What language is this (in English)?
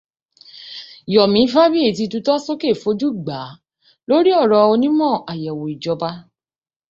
Yoruba